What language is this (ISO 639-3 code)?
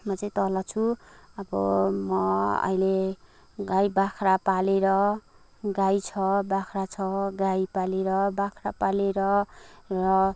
nep